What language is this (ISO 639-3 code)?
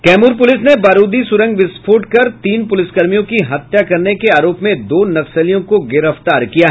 hin